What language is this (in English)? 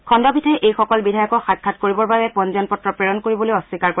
Assamese